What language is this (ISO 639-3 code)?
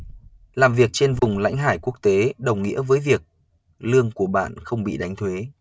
vie